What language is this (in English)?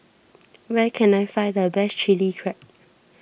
English